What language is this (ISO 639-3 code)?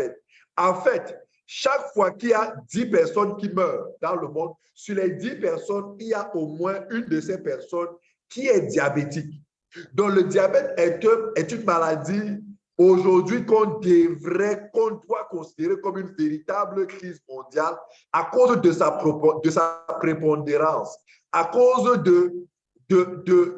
fra